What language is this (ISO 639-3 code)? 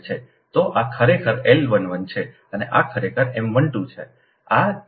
guj